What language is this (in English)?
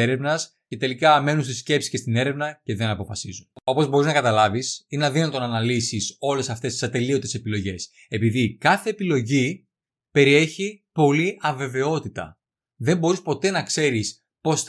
Greek